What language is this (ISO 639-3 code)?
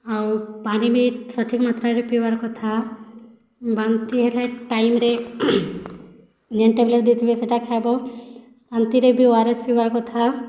ori